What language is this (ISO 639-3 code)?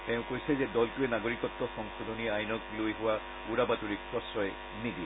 asm